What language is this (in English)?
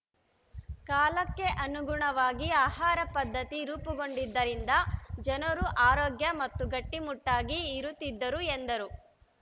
Kannada